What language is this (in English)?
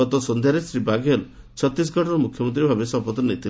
Odia